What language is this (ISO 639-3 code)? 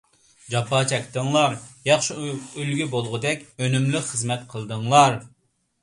uig